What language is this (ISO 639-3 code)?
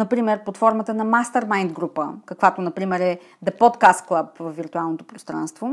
bul